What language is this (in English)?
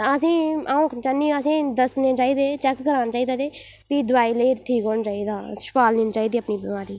Dogri